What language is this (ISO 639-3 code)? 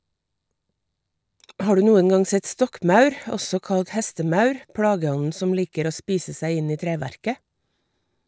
nor